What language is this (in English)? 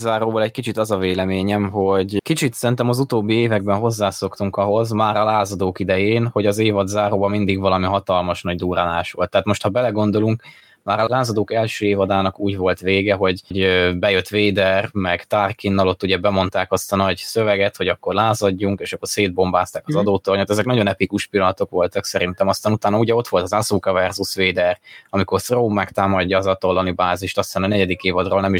Hungarian